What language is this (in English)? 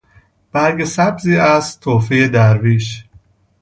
Persian